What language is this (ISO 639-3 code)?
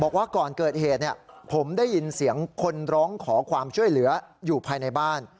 tha